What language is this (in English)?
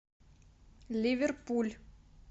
Russian